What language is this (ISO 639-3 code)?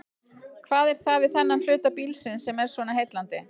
isl